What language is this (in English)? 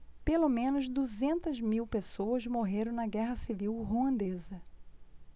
Portuguese